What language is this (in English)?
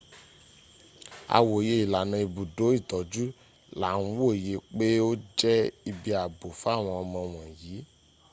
Yoruba